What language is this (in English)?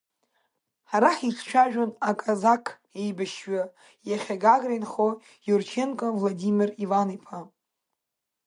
Abkhazian